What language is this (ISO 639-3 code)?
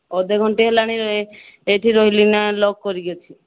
ori